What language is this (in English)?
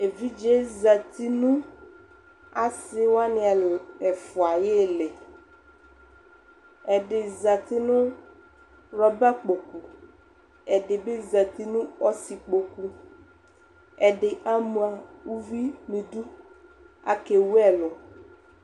Ikposo